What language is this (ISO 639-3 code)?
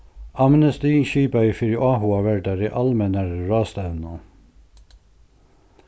fao